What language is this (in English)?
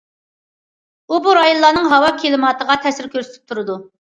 Uyghur